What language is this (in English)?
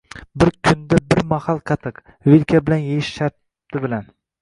Uzbek